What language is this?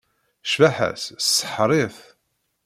Kabyle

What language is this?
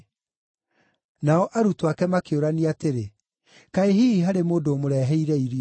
Kikuyu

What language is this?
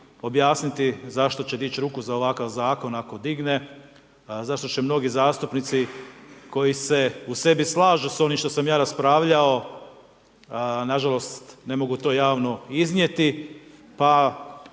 Croatian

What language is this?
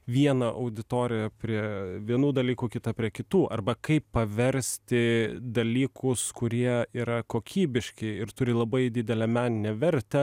Lithuanian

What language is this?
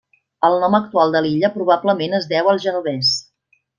Catalan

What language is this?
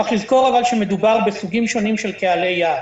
Hebrew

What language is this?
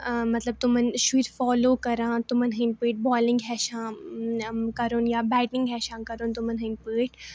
Kashmiri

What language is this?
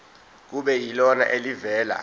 Zulu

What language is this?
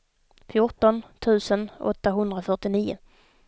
Swedish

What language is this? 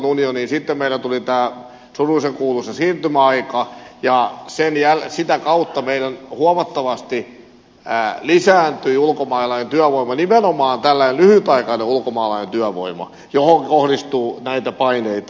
Finnish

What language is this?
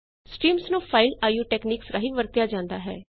Punjabi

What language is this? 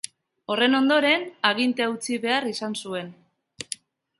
Basque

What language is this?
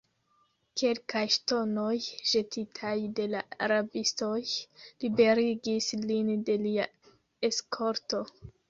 Esperanto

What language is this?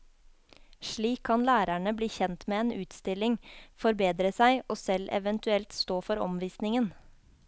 Norwegian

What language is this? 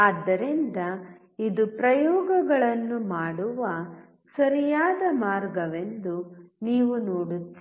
Kannada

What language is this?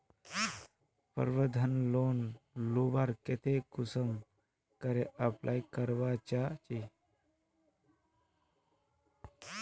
Magahi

